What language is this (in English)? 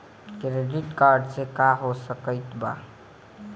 Bhojpuri